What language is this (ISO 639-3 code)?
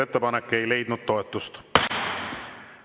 est